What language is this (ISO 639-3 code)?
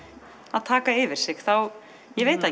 isl